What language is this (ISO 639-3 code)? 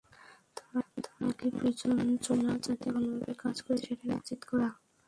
ben